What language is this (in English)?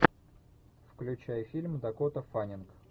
Russian